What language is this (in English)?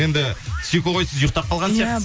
Kazakh